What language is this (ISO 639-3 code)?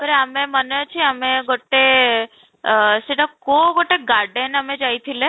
ori